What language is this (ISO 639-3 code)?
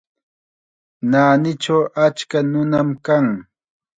qxa